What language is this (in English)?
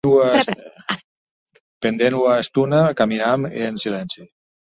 Occitan